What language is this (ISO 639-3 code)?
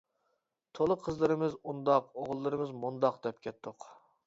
uig